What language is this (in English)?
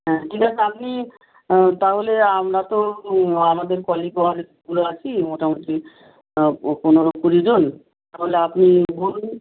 Bangla